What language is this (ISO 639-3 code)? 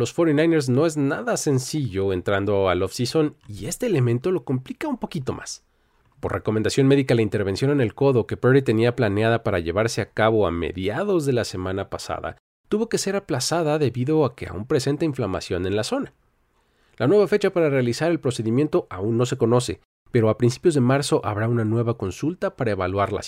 spa